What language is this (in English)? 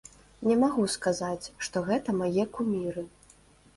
Belarusian